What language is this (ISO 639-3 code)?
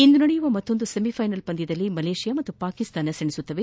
kan